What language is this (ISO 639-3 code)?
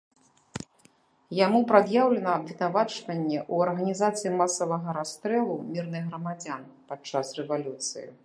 bel